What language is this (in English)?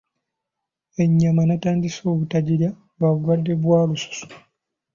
Ganda